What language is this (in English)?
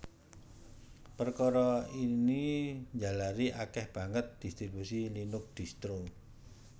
Javanese